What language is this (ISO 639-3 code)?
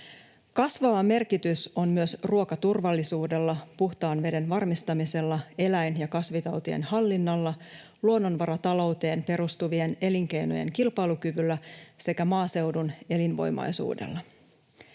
fin